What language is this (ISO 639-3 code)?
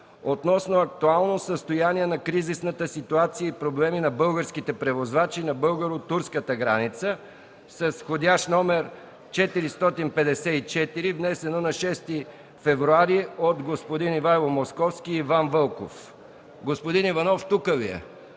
bul